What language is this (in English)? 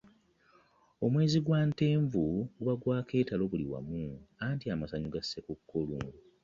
Ganda